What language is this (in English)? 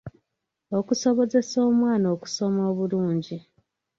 Ganda